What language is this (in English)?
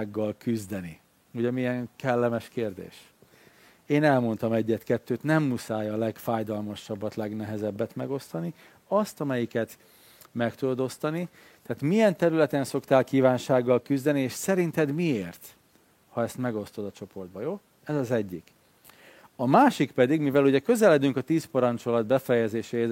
Hungarian